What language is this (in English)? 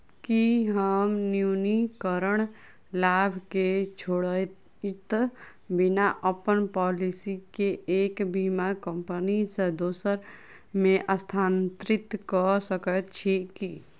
Maithili